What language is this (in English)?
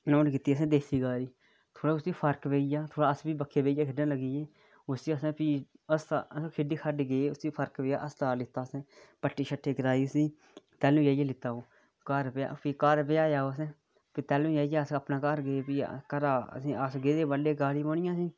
Dogri